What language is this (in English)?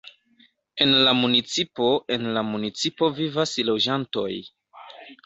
Esperanto